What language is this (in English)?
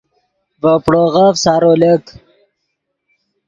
Yidgha